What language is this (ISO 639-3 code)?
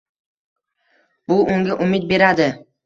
uzb